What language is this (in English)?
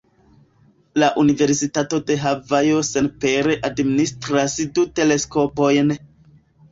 Esperanto